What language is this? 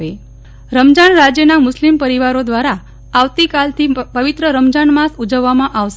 Gujarati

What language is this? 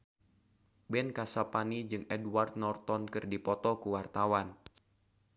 Sundanese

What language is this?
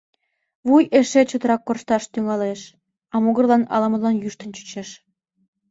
Mari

